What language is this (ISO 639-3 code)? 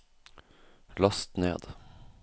nor